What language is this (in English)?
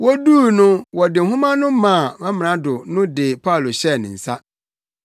Akan